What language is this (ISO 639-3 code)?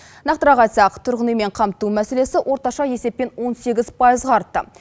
kaz